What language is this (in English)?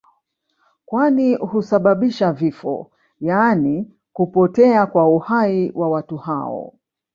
Swahili